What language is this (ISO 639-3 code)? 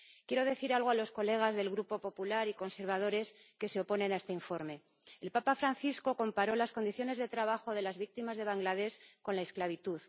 spa